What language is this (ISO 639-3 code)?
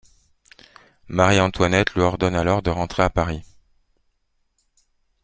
fra